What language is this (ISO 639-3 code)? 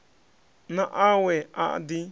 ven